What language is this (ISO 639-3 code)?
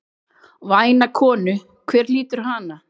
isl